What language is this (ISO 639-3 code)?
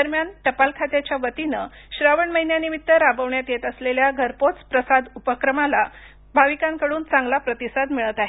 mar